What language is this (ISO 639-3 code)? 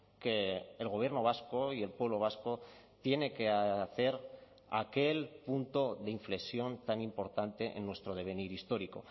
spa